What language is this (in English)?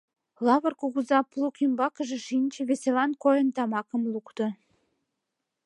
Mari